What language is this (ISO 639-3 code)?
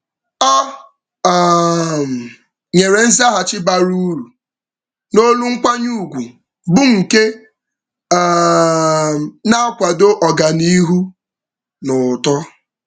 ibo